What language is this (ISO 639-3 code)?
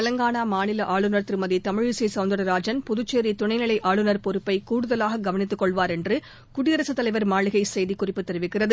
tam